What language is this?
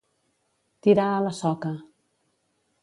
Catalan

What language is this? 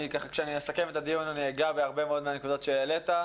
Hebrew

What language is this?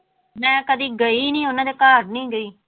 Punjabi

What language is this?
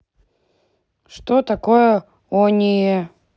Russian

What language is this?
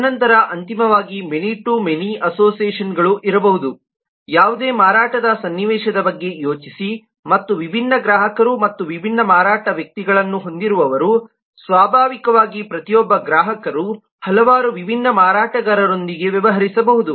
Kannada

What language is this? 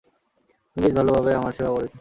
Bangla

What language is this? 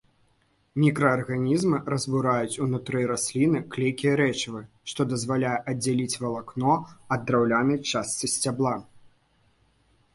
Belarusian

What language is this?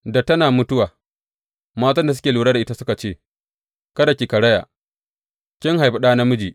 Hausa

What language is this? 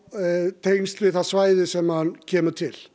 Icelandic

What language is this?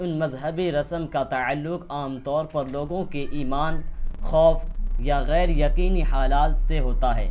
Urdu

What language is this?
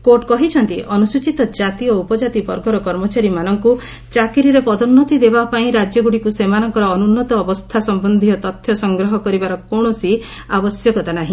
Odia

